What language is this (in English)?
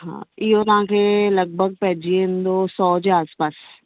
Sindhi